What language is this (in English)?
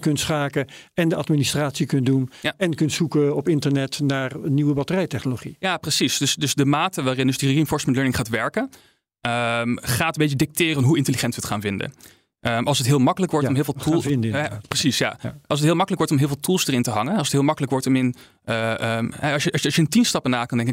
Dutch